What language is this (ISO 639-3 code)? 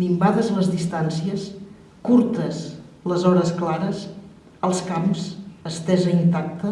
cat